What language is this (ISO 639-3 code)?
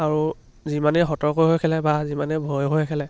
asm